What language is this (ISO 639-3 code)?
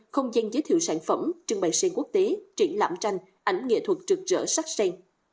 vie